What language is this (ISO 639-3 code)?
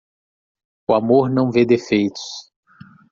por